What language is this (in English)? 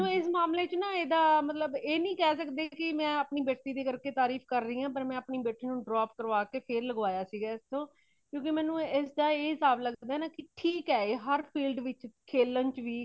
Punjabi